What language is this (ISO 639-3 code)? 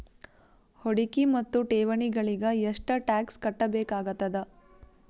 kan